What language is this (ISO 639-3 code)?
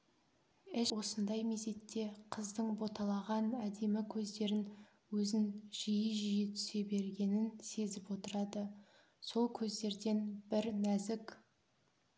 kaz